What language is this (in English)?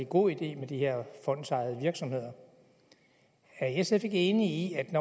Danish